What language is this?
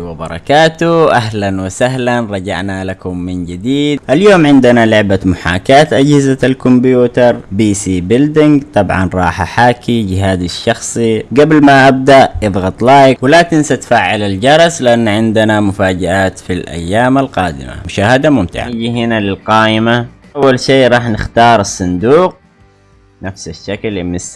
Arabic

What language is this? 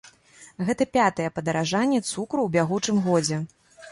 Belarusian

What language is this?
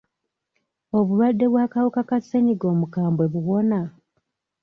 Ganda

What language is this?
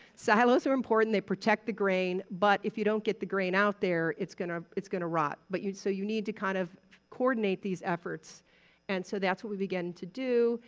English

